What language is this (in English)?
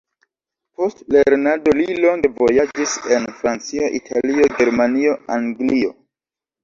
Esperanto